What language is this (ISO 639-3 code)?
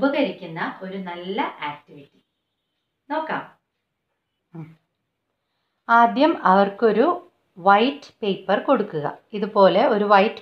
tur